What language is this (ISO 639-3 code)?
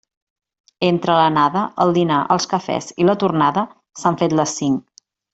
cat